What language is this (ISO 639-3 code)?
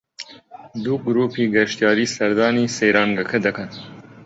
ckb